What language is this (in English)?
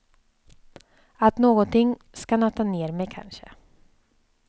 Swedish